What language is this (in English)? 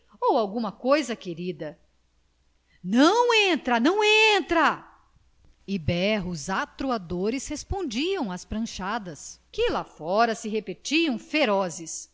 Portuguese